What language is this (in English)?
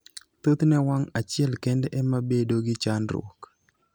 Luo (Kenya and Tanzania)